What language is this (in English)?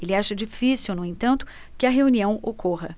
Portuguese